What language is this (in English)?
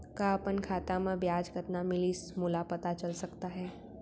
Chhattisgarhi